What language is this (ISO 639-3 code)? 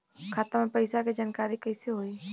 bho